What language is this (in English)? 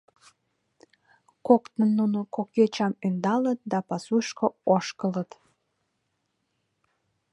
Mari